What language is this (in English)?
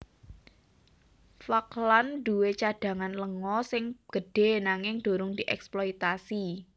Javanese